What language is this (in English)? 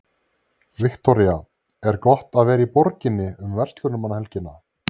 Icelandic